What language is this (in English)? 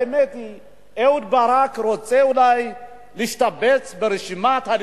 Hebrew